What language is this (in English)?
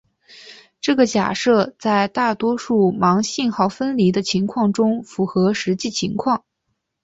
Chinese